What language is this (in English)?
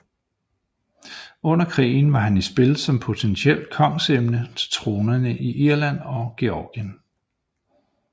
Danish